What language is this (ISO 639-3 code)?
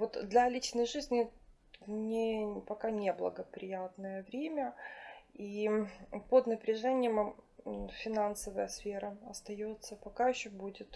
rus